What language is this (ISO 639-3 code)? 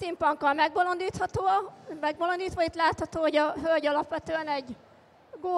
hun